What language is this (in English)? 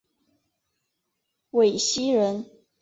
Chinese